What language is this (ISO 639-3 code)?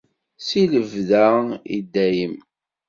kab